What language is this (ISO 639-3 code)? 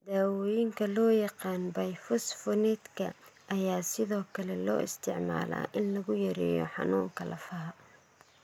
som